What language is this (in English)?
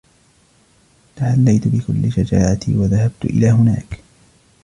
Arabic